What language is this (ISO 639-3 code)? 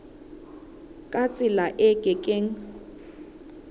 sot